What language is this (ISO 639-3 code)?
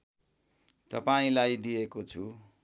nep